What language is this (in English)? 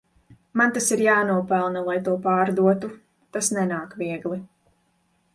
Latvian